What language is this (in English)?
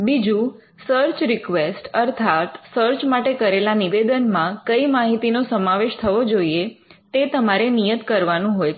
Gujarati